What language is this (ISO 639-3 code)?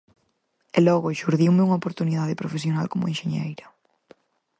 glg